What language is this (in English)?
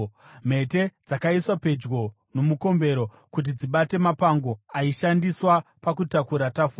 Shona